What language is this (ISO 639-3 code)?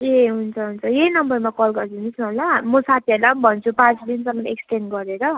nep